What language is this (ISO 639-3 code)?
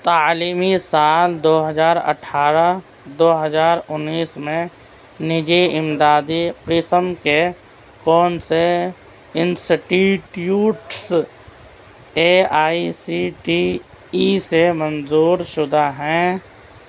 urd